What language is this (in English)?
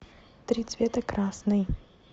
Russian